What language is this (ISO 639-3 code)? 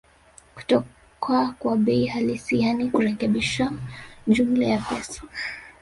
swa